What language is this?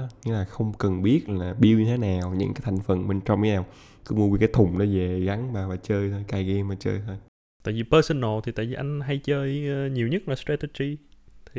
Vietnamese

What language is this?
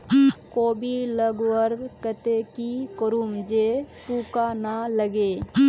Magahi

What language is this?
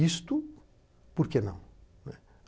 Portuguese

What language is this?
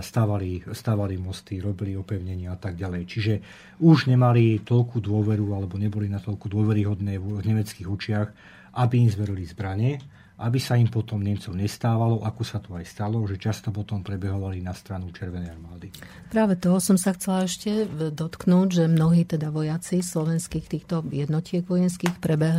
Slovak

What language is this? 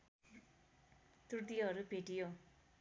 Nepali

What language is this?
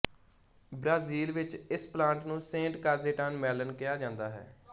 Punjabi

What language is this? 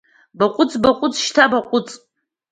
Abkhazian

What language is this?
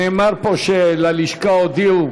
Hebrew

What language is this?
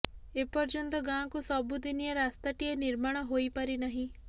Odia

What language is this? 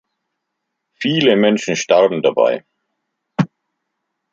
German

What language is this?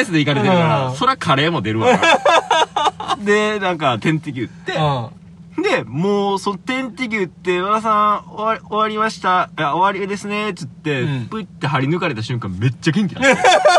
Japanese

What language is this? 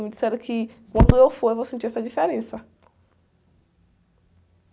Portuguese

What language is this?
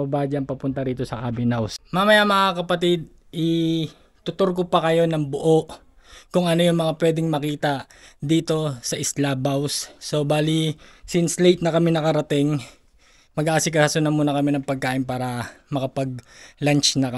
Filipino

